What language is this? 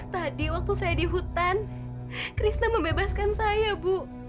Indonesian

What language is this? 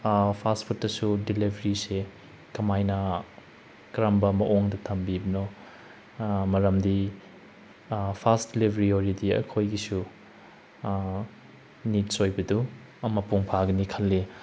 Manipuri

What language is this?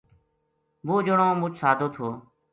Gujari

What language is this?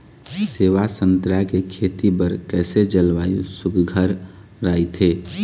Chhattisgarhi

